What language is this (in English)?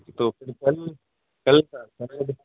Urdu